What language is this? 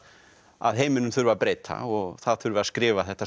Icelandic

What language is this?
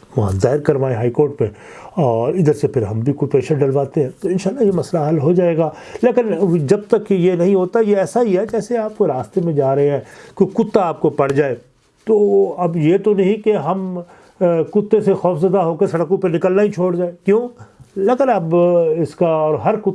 Urdu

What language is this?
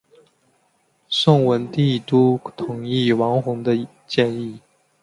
Chinese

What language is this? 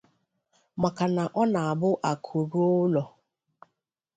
Igbo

